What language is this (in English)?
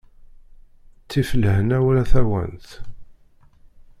Kabyle